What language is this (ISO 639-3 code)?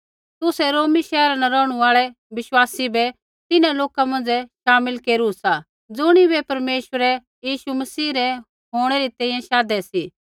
kfx